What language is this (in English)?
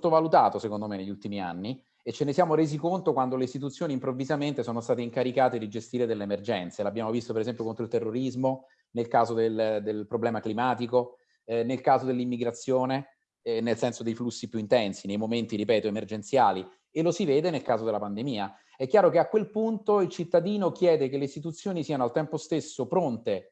Italian